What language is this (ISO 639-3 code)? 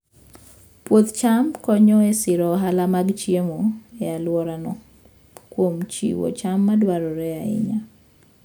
luo